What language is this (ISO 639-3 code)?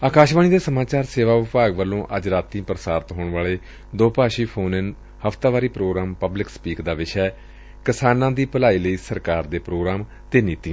pan